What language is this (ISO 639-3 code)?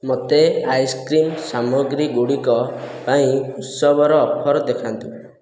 ori